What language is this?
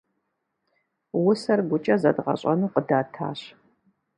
Kabardian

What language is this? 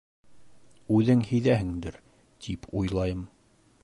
Bashkir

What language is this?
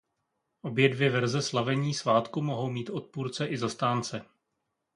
Czech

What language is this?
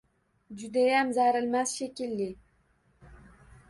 Uzbek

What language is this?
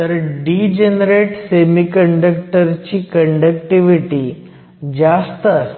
Marathi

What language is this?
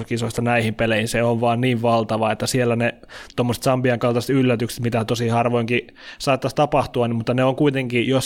Finnish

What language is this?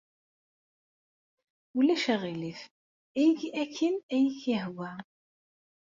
Kabyle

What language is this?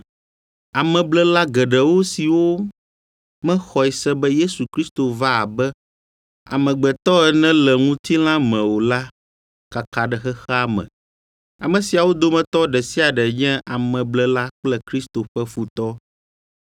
Ewe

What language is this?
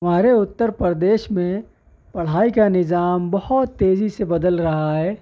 Urdu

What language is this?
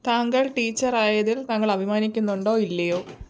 Malayalam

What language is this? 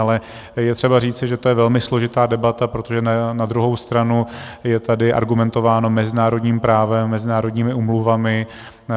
Czech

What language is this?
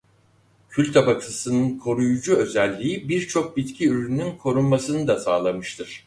Turkish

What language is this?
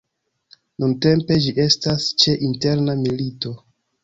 Esperanto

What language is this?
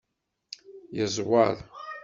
Kabyle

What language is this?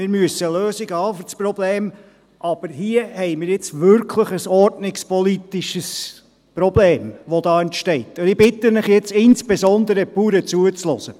Swiss German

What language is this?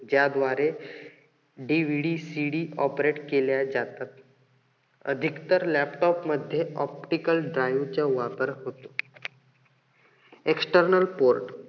Marathi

